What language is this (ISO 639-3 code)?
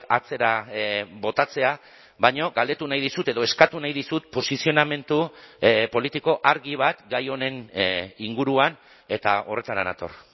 eus